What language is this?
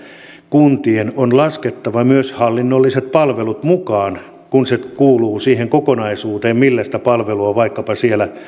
Finnish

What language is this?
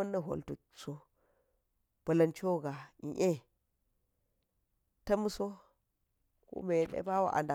Geji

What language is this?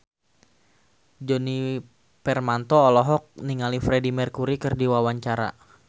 Sundanese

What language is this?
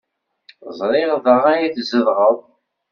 Kabyle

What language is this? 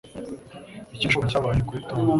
Kinyarwanda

